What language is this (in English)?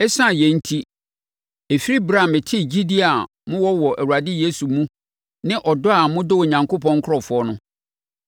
Akan